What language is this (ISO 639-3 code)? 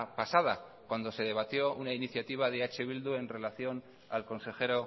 spa